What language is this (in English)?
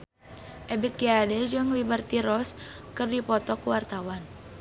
Sundanese